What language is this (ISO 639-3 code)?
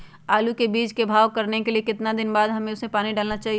mag